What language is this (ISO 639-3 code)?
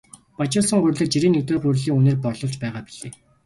mon